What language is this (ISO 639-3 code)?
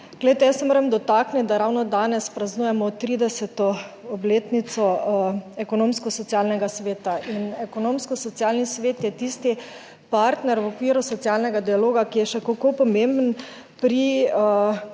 slv